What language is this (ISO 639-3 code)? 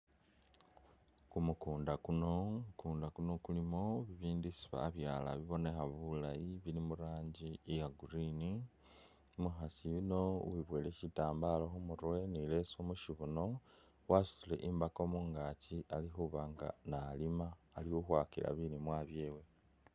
myx